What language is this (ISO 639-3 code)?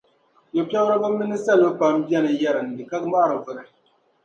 dag